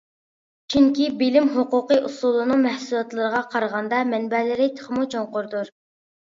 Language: Uyghur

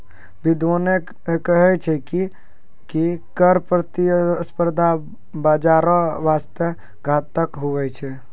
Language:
Maithili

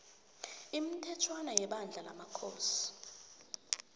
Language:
South Ndebele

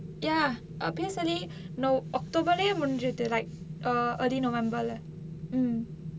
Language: English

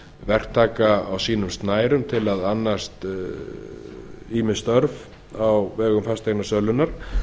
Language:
Icelandic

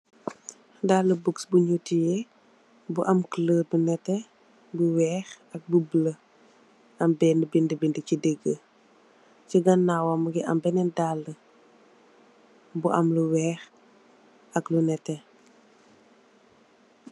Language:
Wolof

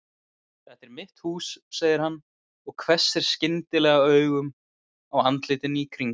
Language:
Icelandic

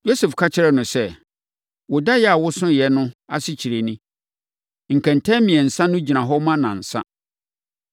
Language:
Akan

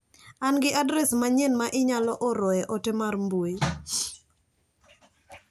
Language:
Luo (Kenya and Tanzania)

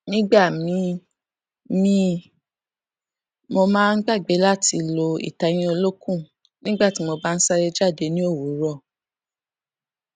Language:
Yoruba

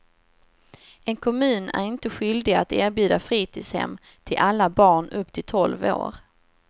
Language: Swedish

